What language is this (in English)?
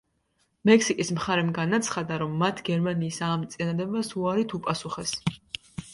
Georgian